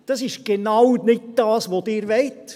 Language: Swiss German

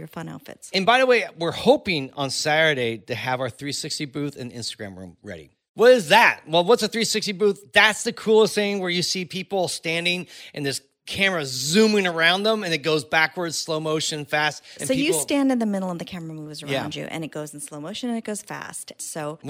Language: English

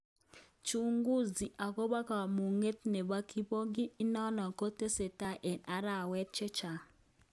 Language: Kalenjin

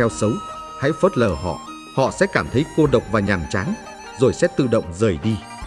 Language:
Vietnamese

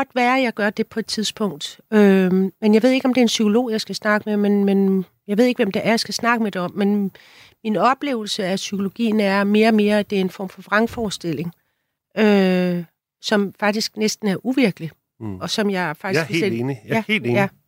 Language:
Danish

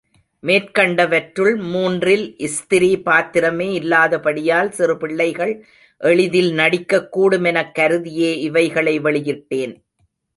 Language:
Tamil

